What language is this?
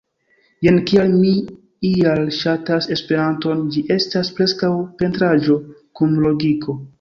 Esperanto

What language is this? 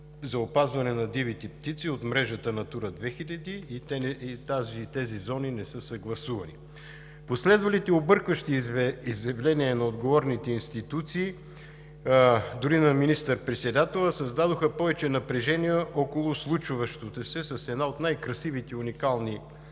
Bulgarian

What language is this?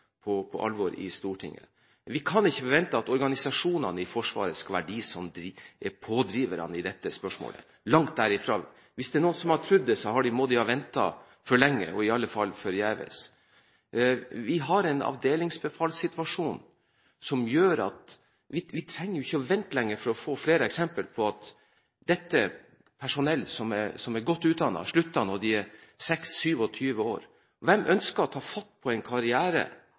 Norwegian Bokmål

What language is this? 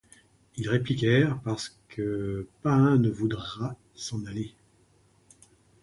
French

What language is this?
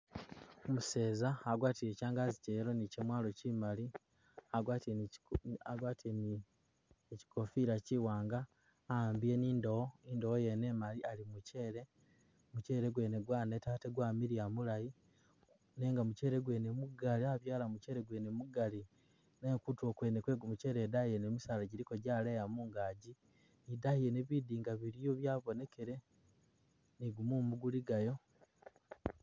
Masaaba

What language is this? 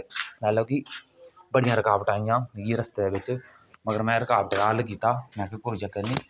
Dogri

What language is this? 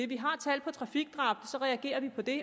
Danish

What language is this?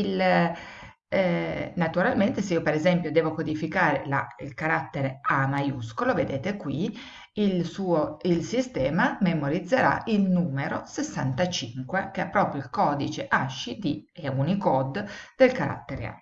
Italian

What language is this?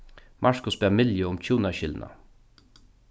Faroese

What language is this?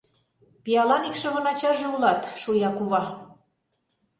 Mari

